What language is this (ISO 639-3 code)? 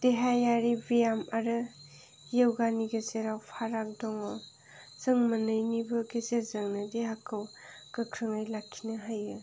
brx